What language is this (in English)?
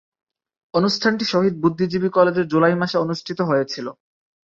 Bangla